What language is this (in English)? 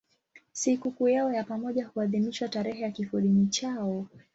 Swahili